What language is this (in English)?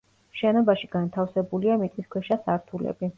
Georgian